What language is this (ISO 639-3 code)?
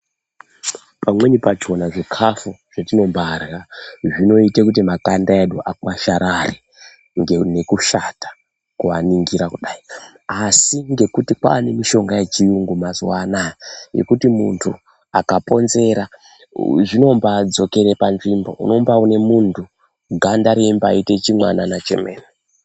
ndc